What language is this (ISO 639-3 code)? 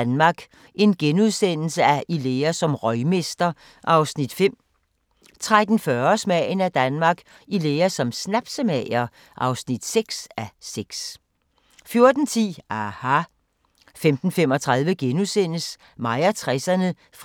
dan